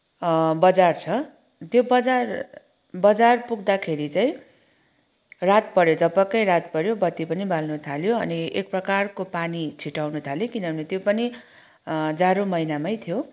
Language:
Nepali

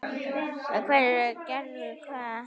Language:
Icelandic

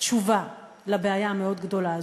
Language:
Hebrew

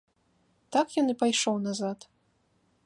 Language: Belarusian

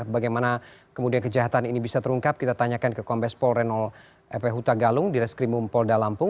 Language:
Indonesian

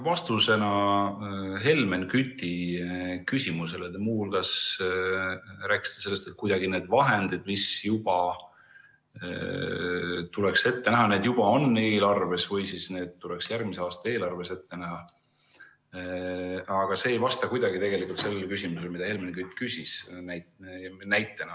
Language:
Estonian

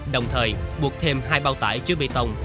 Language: Vietnamese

